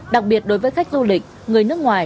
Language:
Vietnamese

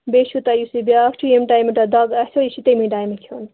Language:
Kashmiri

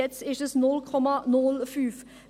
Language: Swiss German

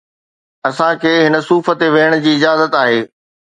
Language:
Sindhi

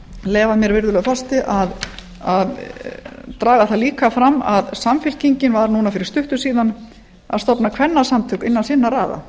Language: Icelandic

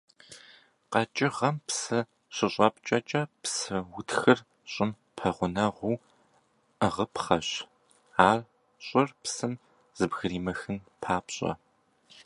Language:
Kabardian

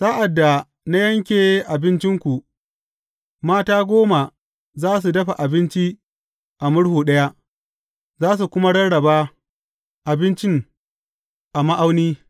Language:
Hausa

